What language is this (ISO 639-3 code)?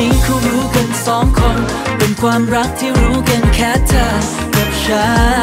tha